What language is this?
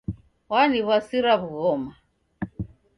Taita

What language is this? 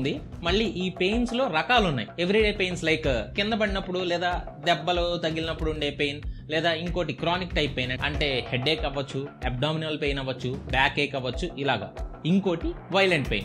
Telugu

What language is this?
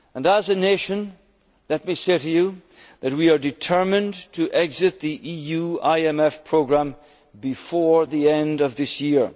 English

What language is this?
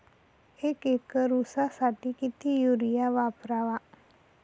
Marathi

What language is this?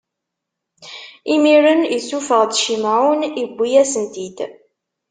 Kabyle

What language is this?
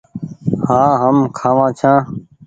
Goaria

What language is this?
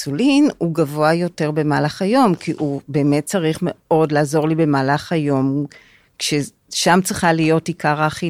Hebrew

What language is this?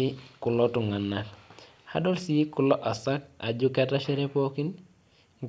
Masai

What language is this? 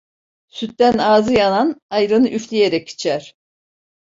Turkish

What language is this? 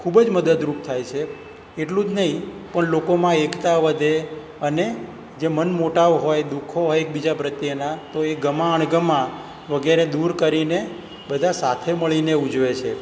Gujarati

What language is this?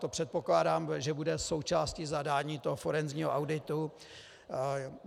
Czech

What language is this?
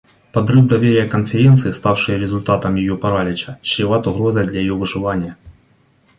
Russian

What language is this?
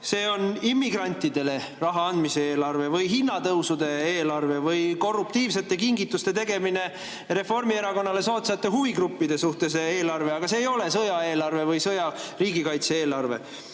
Estonian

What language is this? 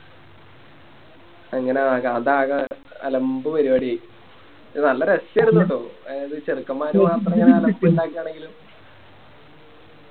Malayalam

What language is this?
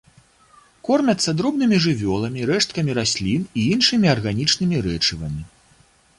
Belarusian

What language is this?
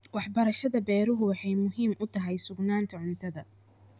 Somali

